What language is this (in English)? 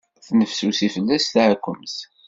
Kabyle